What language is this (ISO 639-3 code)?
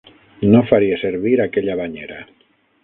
cat